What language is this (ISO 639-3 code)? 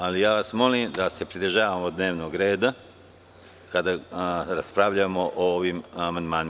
srp